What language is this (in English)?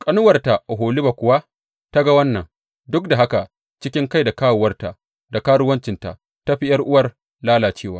Hausa